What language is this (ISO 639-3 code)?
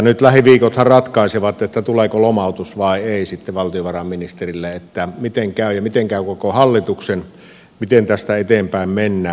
fin